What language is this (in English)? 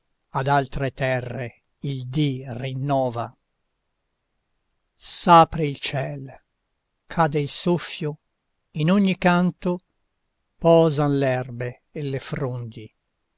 Italian